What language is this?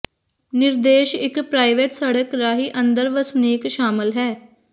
Punjabi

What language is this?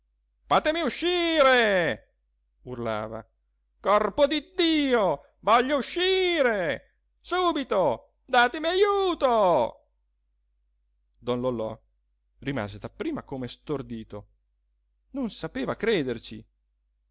Italian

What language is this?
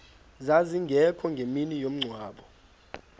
Xhosa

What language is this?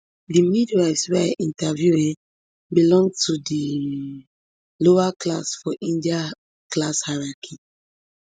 Nigerian Pidgin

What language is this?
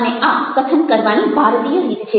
Gujarati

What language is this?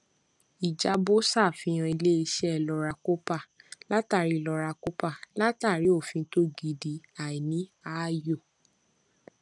Yoruba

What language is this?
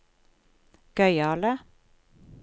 Norwegian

